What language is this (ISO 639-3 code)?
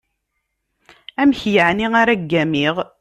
kab